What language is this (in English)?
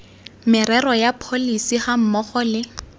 Tswana